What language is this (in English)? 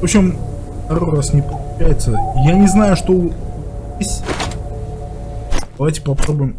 Russian